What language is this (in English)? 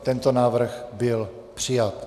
Czech